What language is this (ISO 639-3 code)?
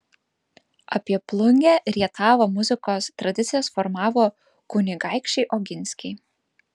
lit